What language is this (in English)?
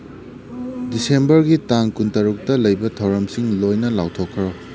Manipuri